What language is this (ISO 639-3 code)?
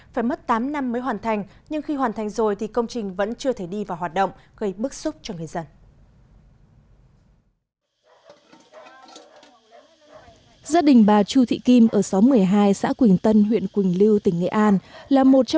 vie